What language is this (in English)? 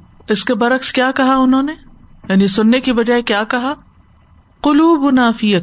Urdu